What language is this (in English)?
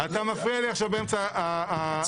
Hebrew